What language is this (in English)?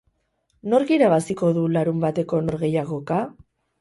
Basque